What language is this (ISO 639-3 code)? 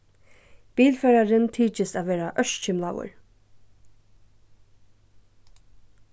fao